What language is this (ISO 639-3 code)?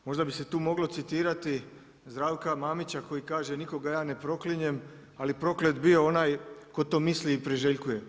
hrv